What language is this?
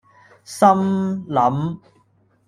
Cantonese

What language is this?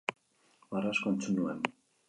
Basque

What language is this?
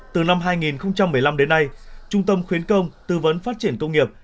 Vietnamese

